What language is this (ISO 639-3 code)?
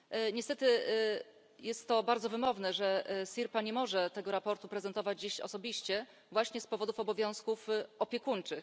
pol